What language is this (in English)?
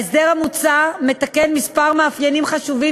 Hebrew